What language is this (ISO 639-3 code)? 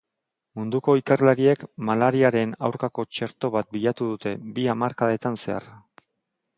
eus